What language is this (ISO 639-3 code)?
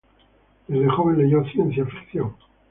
spa